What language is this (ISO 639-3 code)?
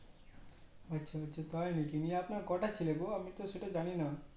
ben